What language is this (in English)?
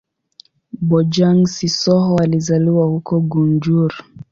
Swahili